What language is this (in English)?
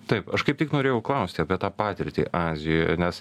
Lithuanian